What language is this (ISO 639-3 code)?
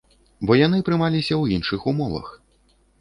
bel